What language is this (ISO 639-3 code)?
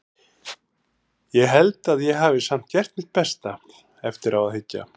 isl